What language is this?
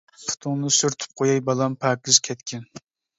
Uyghur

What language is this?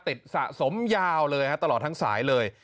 Thai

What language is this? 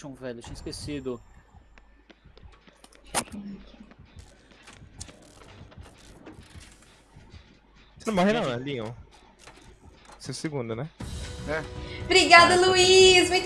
Portuguese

